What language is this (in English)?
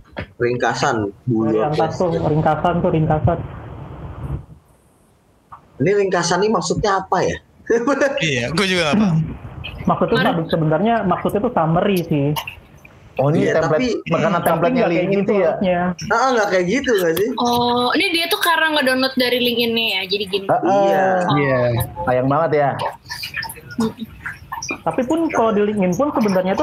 Indonesian